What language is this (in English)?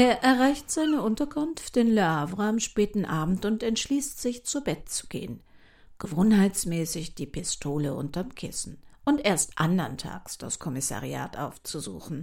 German